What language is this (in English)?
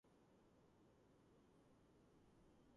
Georgian